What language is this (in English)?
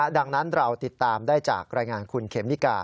Thai